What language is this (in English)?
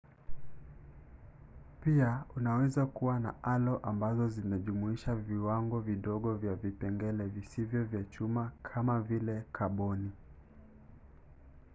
Swahili